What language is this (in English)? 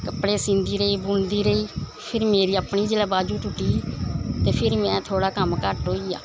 Dogri